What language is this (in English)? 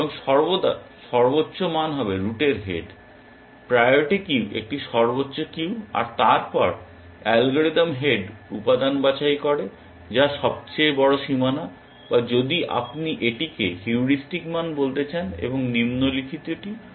Bangla